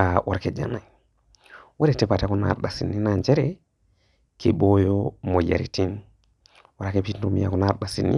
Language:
Masai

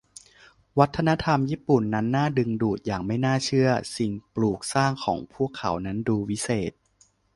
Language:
Thai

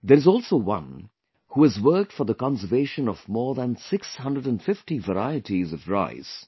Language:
English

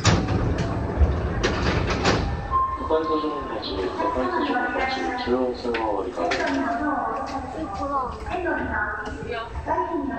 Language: Japanese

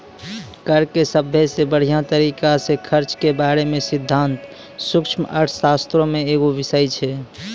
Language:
Maithili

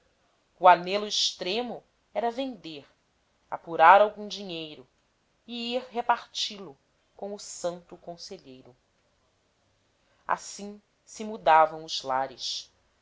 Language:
Portuguese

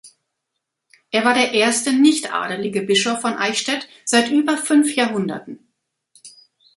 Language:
German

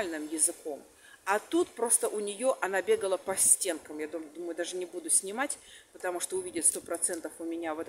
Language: Russian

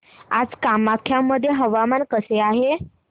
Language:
Marathi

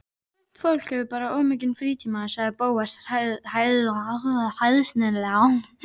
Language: Icelandic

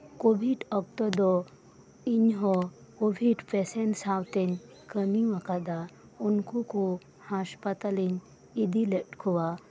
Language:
Santali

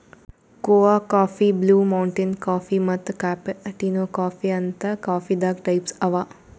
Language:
Kannada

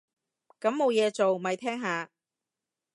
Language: Cantonese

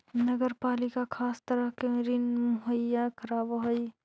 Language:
Magahi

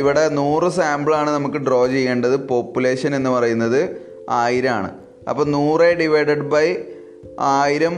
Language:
Malayalam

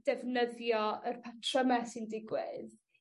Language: Welsh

